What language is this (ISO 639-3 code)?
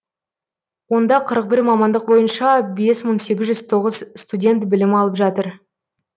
kaz